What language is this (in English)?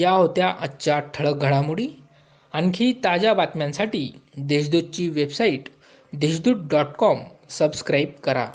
Marathi